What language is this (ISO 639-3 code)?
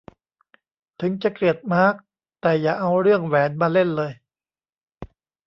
tha